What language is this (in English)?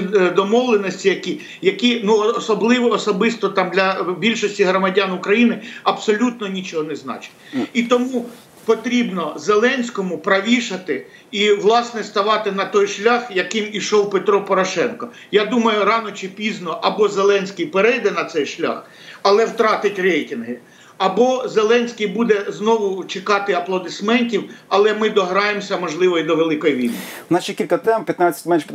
Ukrainian